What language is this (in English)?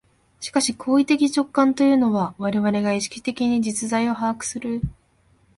Japanese